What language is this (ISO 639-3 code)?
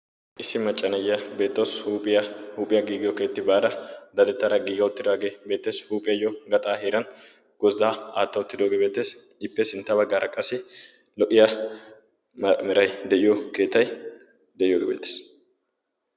wal